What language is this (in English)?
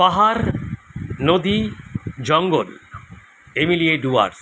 Bangla